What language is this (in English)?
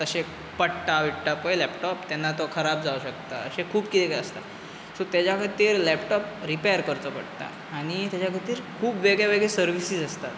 Konkani